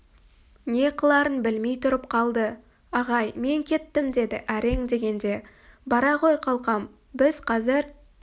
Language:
Kazakh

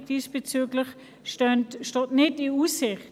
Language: Swiss German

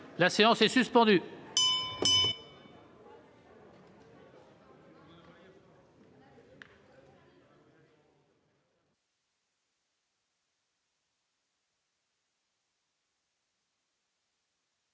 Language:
French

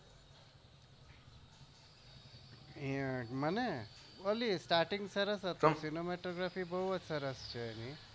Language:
Gujarati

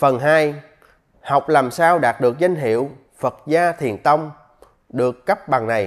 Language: Vietnamese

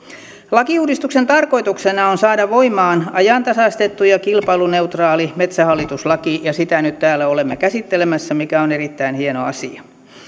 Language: Finnish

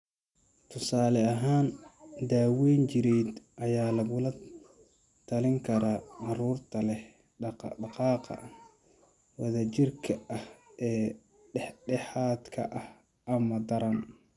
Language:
Somali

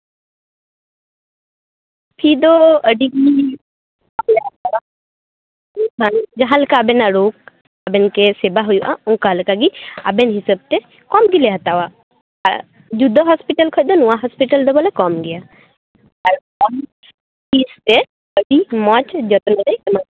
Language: Santali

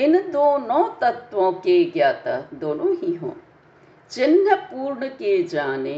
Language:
Hindi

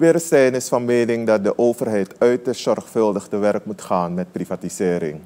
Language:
Dutch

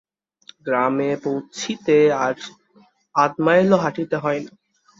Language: Bangla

